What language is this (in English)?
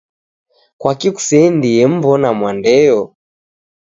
Taita